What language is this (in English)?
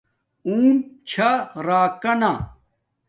Domaaki